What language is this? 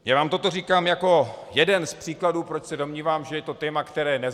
Czech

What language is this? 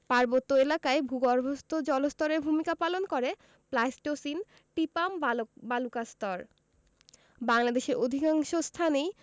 Bangla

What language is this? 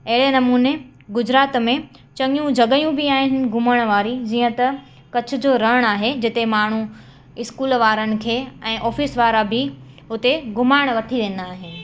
Sindhi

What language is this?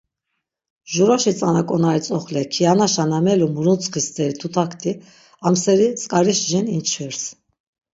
Laz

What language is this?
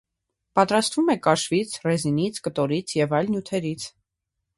Armenian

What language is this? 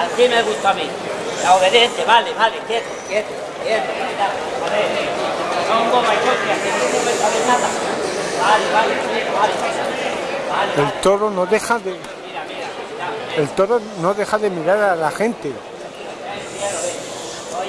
Spanish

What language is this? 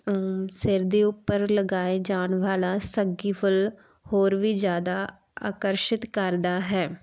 Punjabi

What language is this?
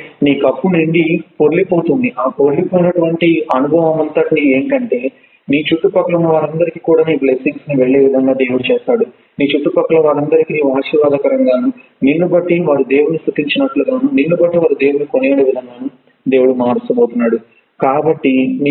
Telugu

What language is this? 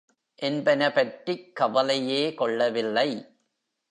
Tamil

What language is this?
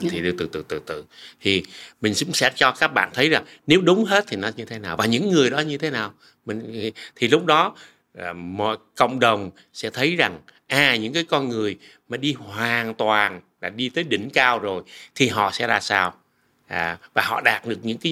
Vietnamese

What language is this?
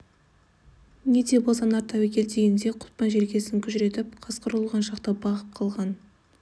Kazakh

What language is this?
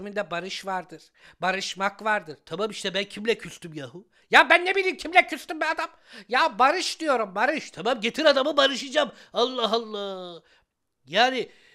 Turkish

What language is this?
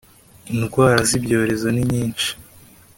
Kinyarwanda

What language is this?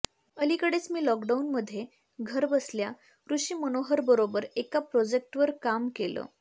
Marathi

